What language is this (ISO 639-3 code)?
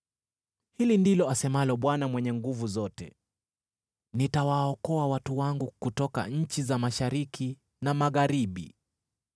swa